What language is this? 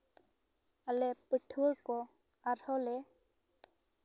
Santali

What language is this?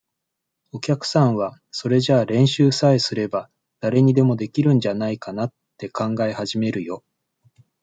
Japanese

